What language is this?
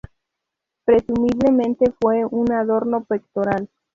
Spanish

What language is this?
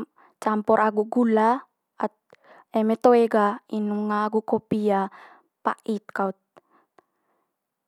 Manggarai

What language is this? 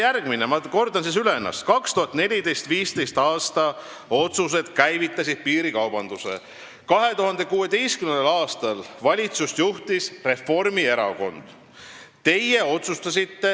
Estonian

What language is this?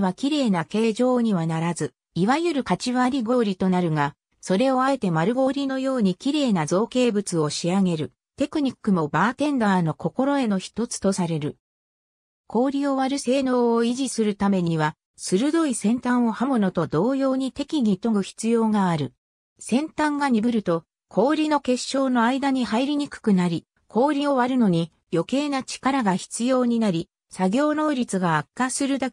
Japanese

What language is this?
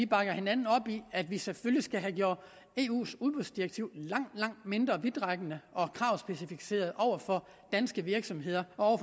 Danish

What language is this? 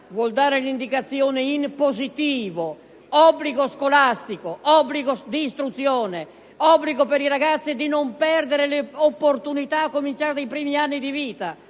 Italian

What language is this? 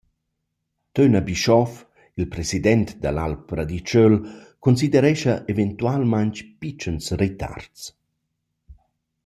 Romansh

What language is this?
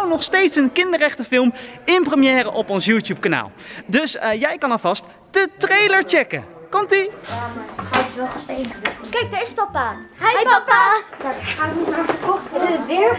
Dutch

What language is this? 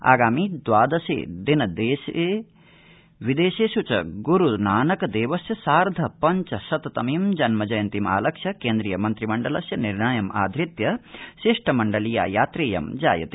Sanskrit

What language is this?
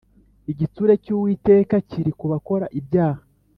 Kinyarwanda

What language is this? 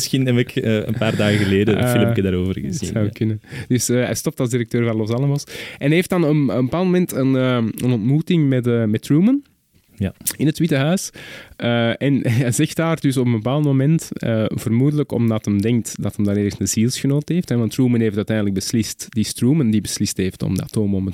Dutch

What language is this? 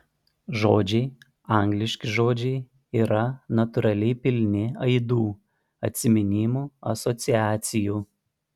Lithuanian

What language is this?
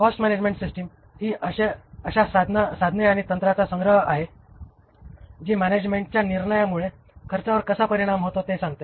Marathi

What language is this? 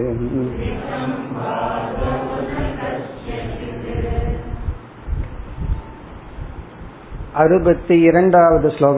Tamil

